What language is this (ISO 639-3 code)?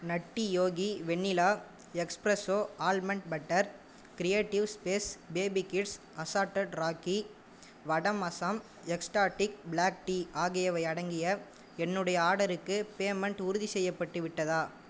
tam